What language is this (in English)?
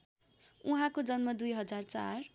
Nepali